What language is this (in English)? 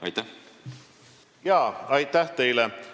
Estonian